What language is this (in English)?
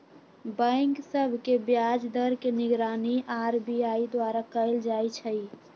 Magahi